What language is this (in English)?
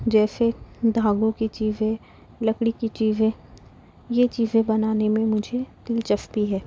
Urdu